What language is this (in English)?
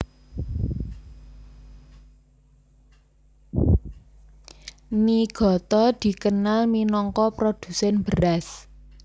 Javanese